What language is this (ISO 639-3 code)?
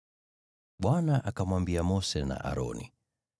swa